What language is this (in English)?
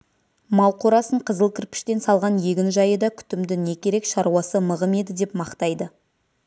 Kazakh